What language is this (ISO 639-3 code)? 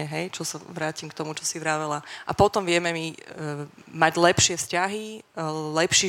slk